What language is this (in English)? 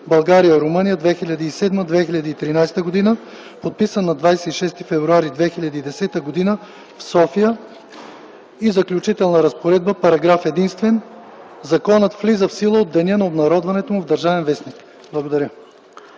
Bulgarian